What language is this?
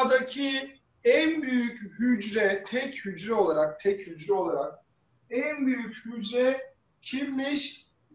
Turkish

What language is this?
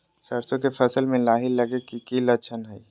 Magahi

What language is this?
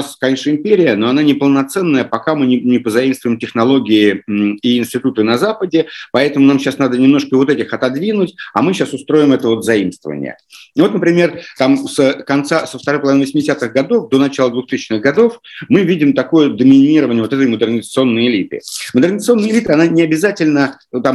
Russian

